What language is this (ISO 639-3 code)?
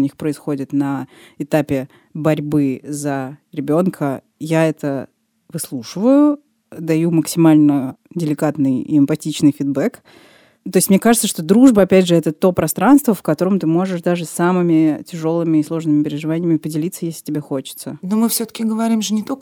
rus